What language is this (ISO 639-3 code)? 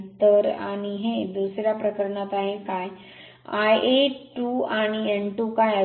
mar